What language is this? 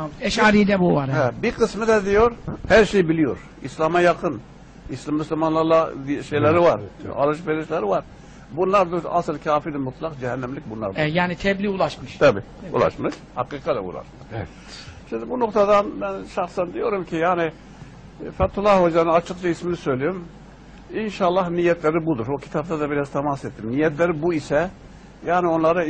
Turkish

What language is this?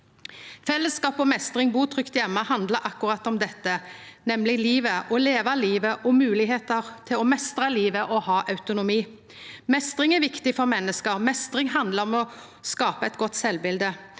Norwegian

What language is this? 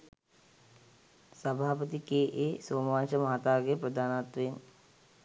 Sinhala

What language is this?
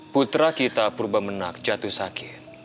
Indonesian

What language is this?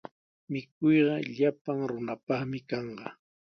Sihuas Ancash Quechua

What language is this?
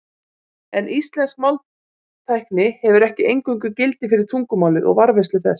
Icelandic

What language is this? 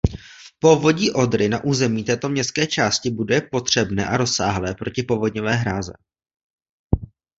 Czech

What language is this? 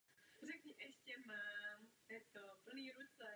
Czech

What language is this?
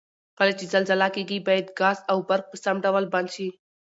Pashto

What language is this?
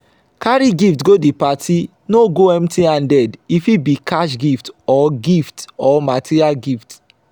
Nigerian Pidgin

